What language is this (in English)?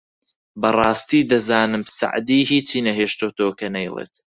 Central Kurdish